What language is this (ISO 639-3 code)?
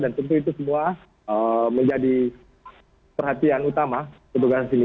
ind